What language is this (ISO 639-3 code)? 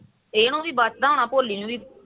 pan